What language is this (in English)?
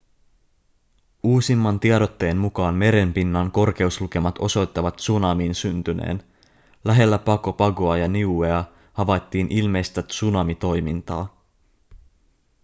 Finnish